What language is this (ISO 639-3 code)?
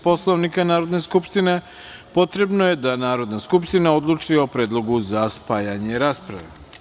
srp